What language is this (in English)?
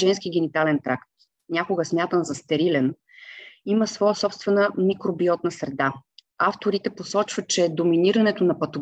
Bulgarian